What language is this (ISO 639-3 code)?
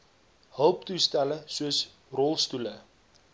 afr